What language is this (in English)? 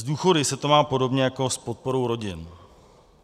Czech